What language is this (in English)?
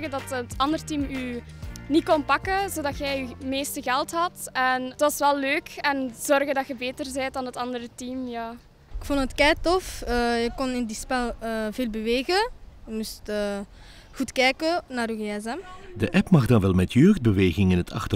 Dutch